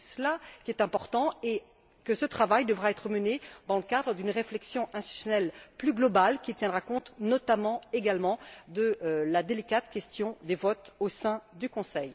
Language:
French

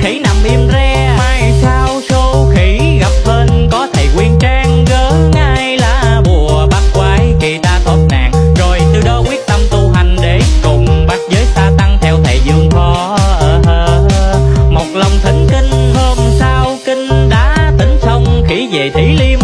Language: Vietnamese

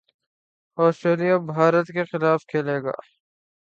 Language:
Urdu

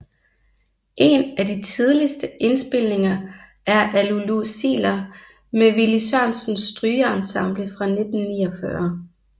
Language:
Danish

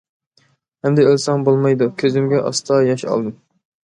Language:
Uyghur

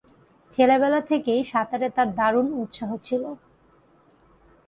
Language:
Bangla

